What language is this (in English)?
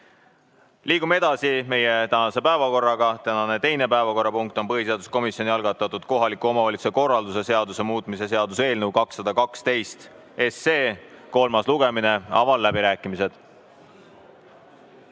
Estonian